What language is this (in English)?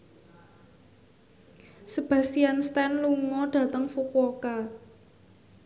Javanese